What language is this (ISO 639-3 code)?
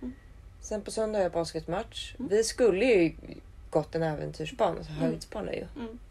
swe